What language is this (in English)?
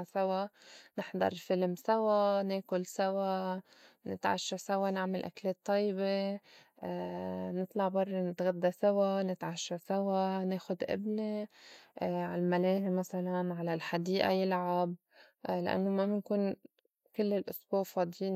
North Levantine Arabic